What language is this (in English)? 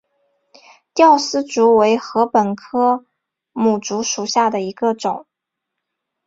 Chinese